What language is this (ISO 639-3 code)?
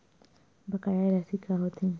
hne